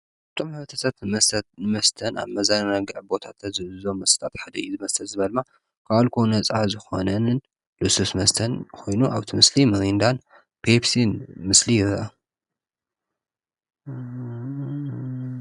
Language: Tigrinya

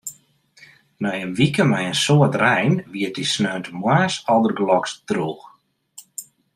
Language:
Western Frisian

